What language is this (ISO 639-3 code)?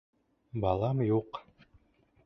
bak